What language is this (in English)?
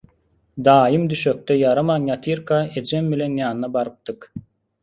Turkmen